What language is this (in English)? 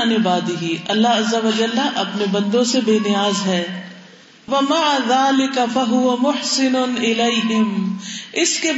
Urdu